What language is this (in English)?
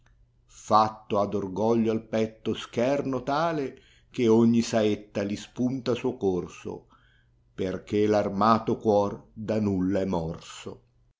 Italian